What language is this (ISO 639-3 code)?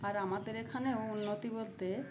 ben